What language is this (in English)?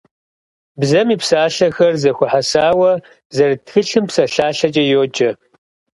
Kabardian